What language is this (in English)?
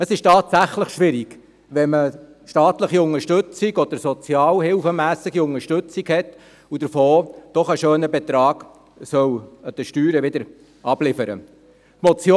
Swiss German